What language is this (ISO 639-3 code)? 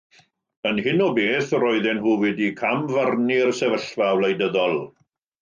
cym